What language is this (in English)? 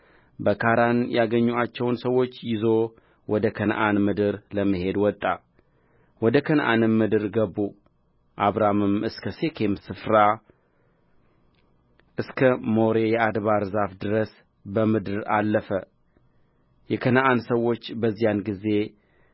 Amharic